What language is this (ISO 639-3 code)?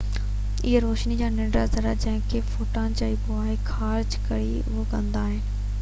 snd